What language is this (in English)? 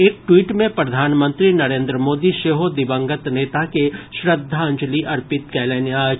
Maithili